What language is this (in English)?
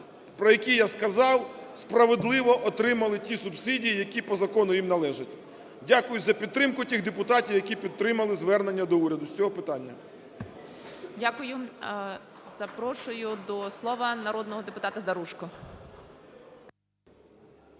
Ukrainian